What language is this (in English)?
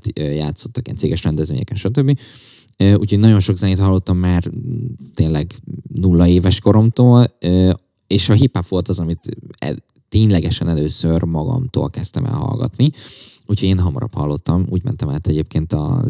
Hungarian